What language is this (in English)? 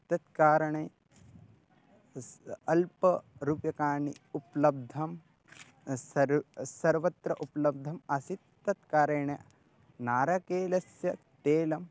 Sanskrit